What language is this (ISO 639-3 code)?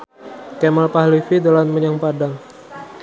jav